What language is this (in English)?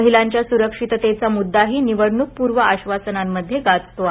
Marathi